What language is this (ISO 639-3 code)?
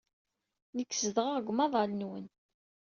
kab